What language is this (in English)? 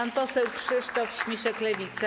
Polish